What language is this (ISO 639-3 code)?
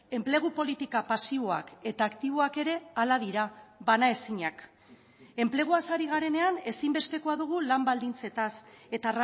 eus